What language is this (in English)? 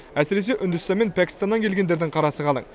Kazakh